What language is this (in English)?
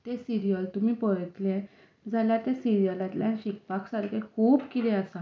Konkani